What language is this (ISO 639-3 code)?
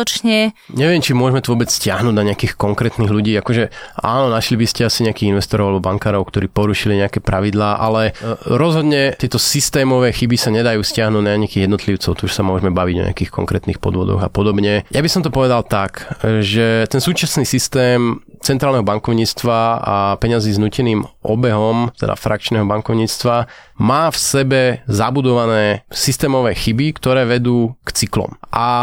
slk